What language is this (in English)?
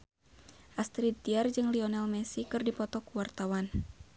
Sundanese